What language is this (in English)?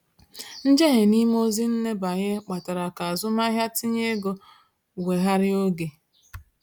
Igbo